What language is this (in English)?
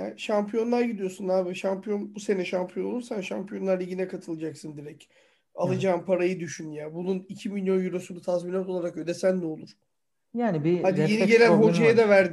Turkish